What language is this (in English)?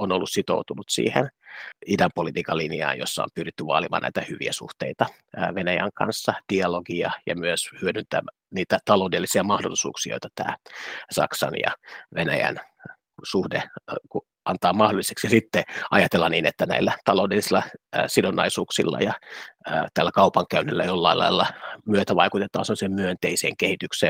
Finnish